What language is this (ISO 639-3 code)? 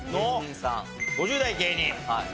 jpn